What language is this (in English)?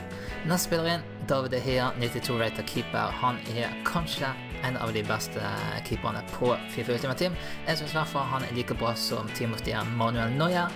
Norwegian